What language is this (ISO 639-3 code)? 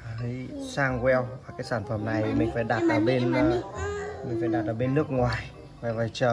vie